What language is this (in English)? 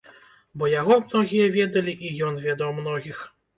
Belarusian